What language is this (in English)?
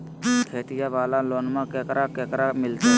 Magahi